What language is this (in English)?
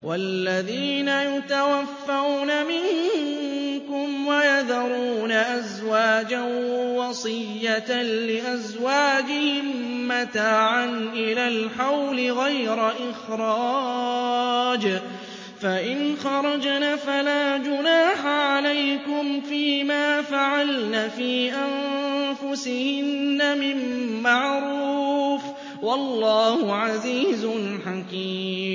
Arabic